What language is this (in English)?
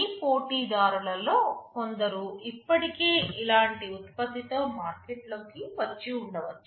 Telugu